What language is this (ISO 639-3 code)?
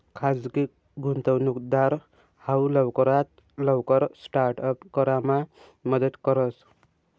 mar